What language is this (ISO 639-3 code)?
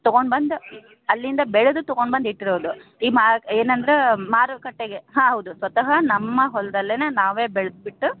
kan